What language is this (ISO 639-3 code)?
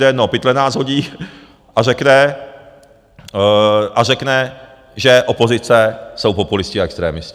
ces